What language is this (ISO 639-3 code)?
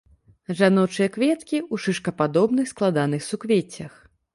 bel